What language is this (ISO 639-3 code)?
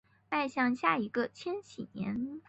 zho